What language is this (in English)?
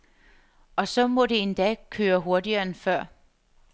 Danish